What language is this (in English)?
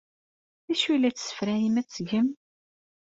Kabyle